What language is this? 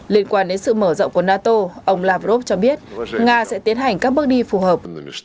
Vietnamese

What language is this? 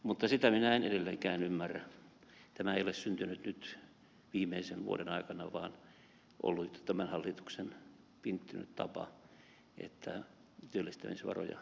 Finnish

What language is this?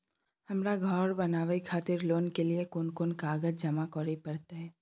Maithili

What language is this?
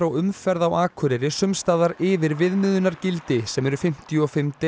Icelandic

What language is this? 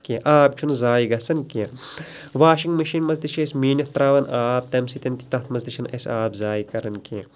Kashmiri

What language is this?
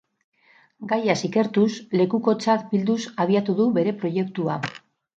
Basque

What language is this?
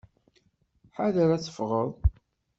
Kabyle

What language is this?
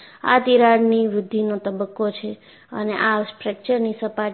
Gujarati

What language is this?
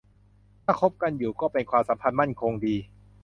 Thai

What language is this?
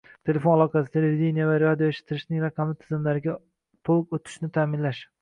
Uzbek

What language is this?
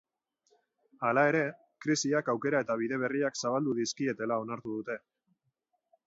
Basque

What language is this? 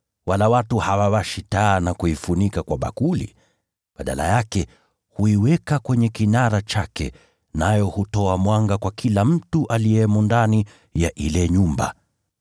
Swahili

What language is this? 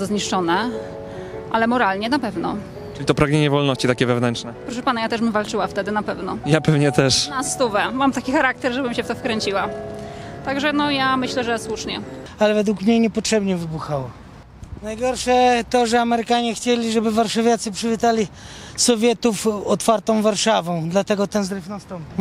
Polish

